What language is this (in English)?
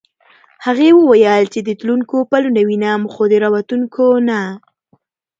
Pashto